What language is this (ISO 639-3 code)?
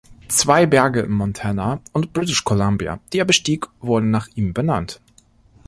deu